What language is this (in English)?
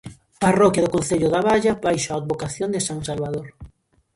Galician